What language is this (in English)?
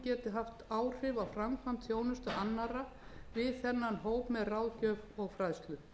Icelandic